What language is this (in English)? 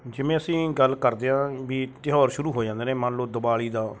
Punjabi